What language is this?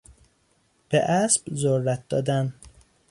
Persian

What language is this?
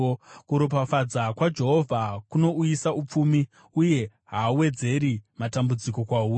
Shona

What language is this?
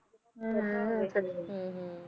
Punjabi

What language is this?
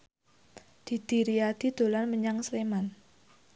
Javanese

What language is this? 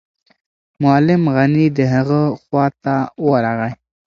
Pashto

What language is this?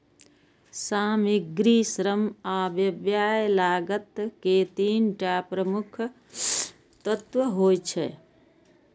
Maithili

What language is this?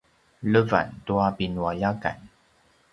Paiwan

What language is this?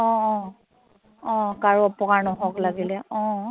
Assamese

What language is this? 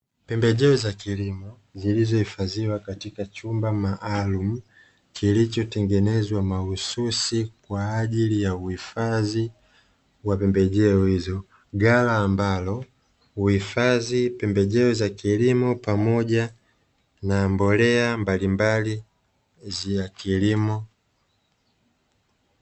Swahili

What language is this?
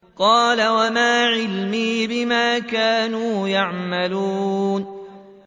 Arabic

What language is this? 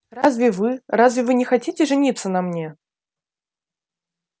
Russian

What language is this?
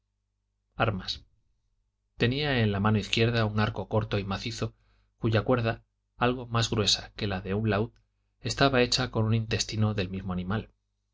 Spanish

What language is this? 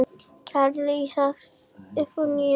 Icelandic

